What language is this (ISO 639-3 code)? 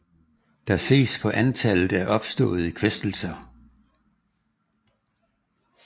dan